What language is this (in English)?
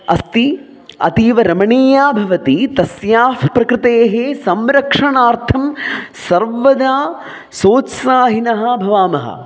Sanskrit